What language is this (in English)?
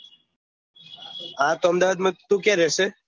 Gujarati